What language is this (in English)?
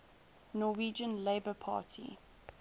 English